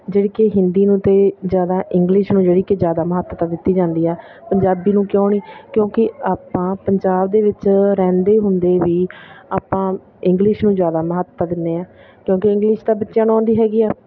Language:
Punjabi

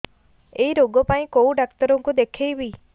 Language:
Odia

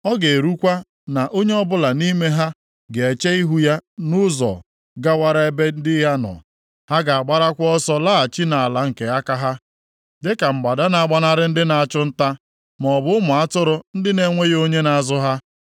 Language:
Igbo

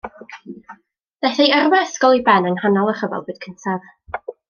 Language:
Welsh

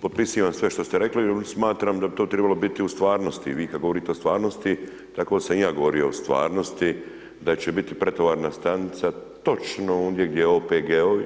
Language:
Croatian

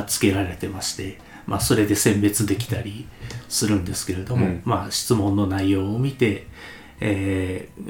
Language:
Japanese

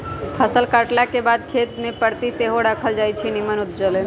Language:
Magahi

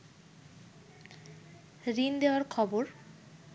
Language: Bangla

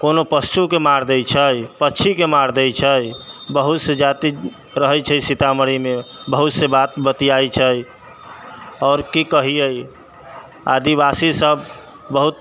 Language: Maithili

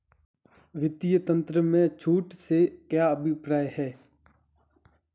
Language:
Hindi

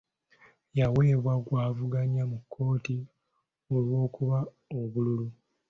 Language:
Ganda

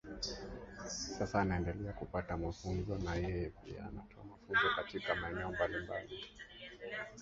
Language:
Swahili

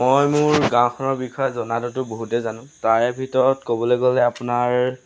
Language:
Assamese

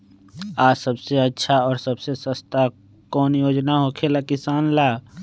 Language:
Magahi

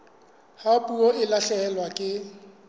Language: Southern Sotho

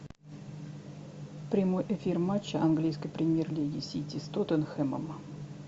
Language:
Russian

